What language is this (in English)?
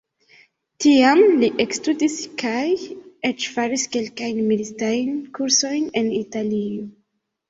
Esperanto